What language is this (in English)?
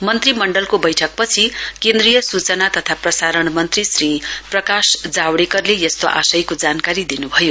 Nepali